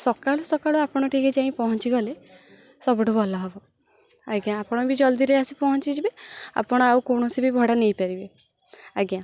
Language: Odia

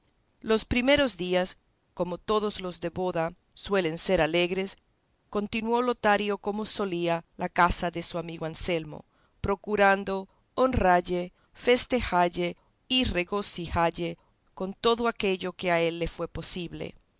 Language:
Spanish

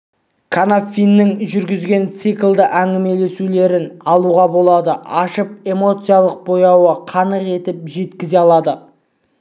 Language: Kazakh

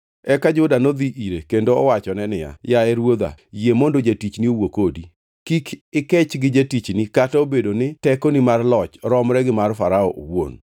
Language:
Luo (Kenya and Tanzania)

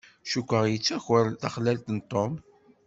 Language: Kabyle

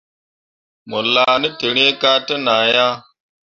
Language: Mundang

